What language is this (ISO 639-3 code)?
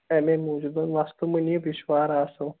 kas